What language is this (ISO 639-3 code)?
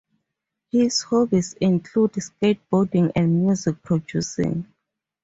eng